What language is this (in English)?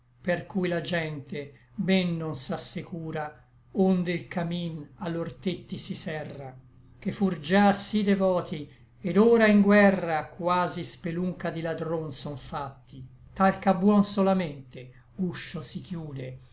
Italian